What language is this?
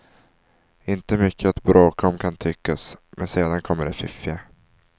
Swedish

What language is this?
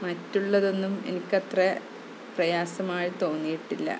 Malayalam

